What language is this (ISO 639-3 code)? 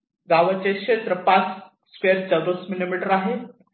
mar